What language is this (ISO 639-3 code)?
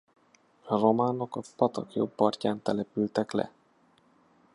hun